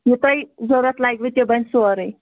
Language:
Kashmiri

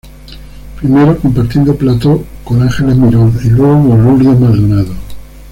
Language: Spanish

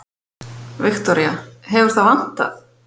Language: Icelandic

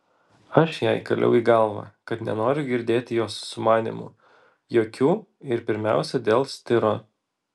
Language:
Lithuanian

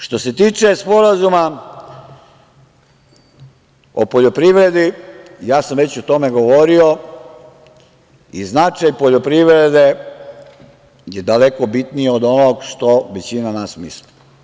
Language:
Serbian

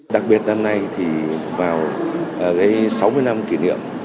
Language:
Vietnamese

